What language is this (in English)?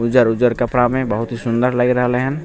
Maithili